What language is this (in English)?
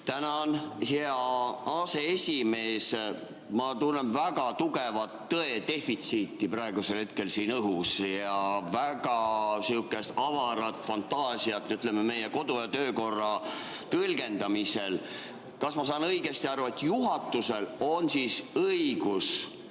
Estonian